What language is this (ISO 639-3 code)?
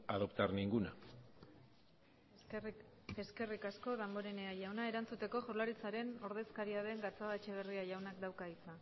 eus